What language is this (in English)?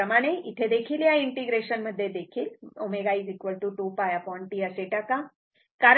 Marathi